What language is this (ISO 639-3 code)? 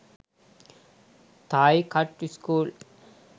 sin